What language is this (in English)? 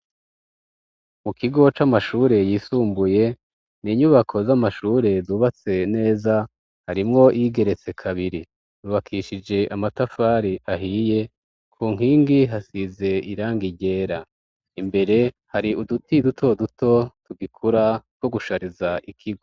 Rundi